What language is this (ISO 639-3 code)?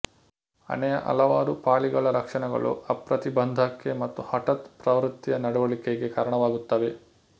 kan